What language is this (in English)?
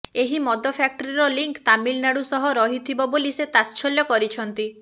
Odia